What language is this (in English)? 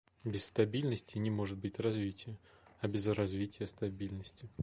Russian